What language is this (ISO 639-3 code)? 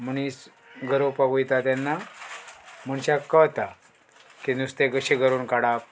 kok